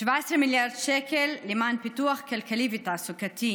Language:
Hebrew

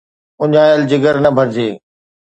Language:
Sindhi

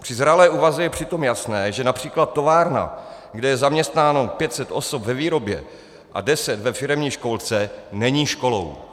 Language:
Czech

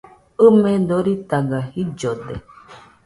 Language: Nüpode Huitoto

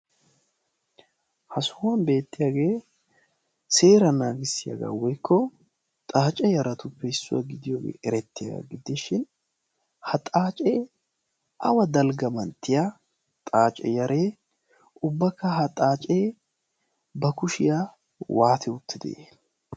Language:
Wolaytta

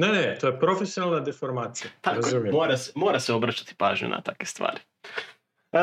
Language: Croatian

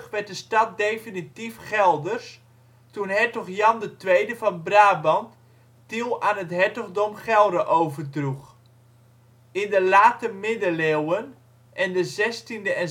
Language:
Dutch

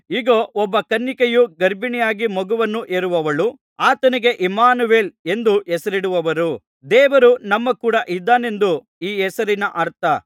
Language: Kannada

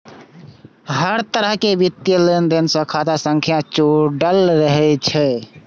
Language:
Maithili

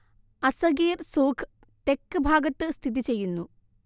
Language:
Malayalam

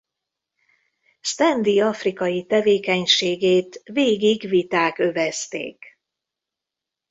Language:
Hungarian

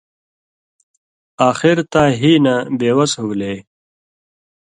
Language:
Indus Kohistani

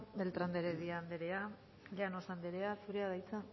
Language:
Basque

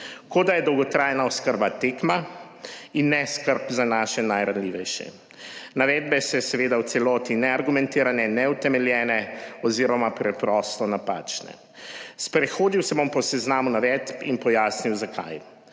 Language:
Slovenian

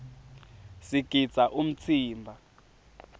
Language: Swati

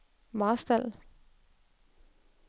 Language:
Danish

